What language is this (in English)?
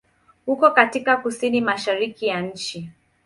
Swahili